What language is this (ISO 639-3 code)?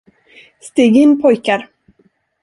swe